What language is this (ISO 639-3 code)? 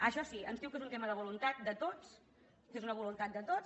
cat